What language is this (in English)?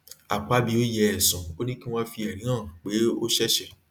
Yoruba